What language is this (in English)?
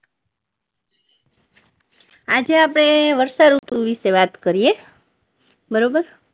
Gujarati